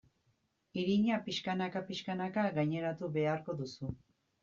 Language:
Basque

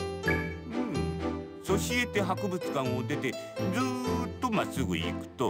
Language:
Japanese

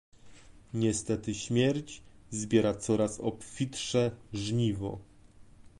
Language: Polish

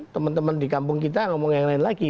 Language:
Indonesian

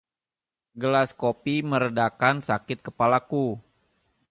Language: Indonesian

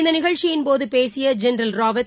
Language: Tamil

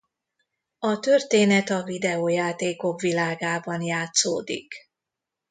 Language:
Hungarian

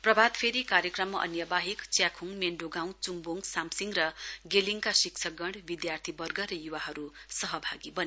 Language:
Nepali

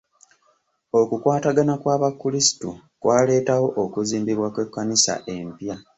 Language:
Ganda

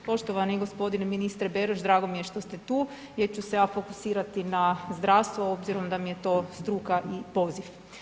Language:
Croatian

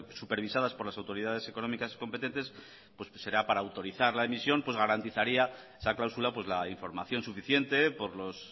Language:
Spanish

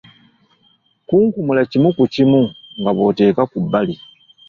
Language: Ganda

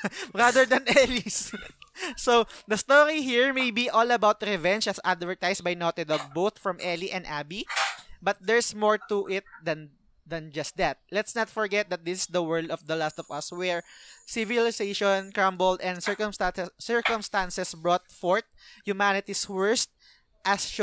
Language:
Filipino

